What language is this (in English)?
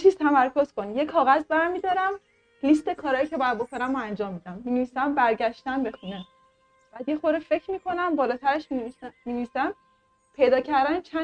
Persian